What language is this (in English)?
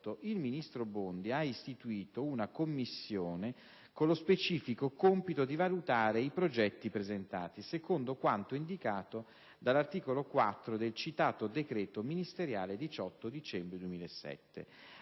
Italian